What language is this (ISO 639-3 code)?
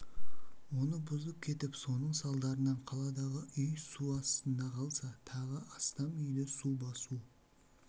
kaz